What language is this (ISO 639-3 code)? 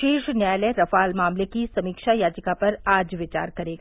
hin